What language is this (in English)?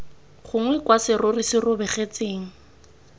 Tswana